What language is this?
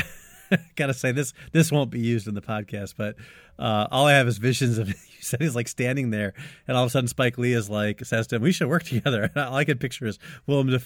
English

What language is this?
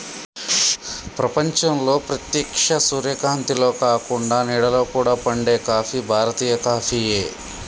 Telugu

